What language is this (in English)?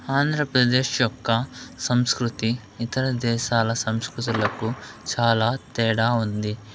Telugu